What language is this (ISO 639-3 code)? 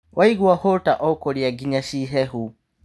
kik